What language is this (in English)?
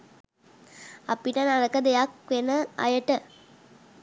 Sinhala